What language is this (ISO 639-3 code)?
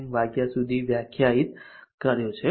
guj